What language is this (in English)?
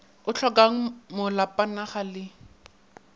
Northern Sotho